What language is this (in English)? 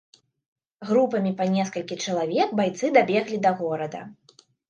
Belarusian